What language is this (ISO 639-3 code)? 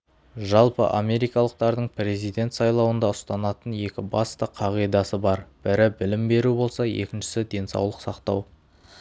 kaz